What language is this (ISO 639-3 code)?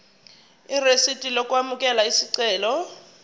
zul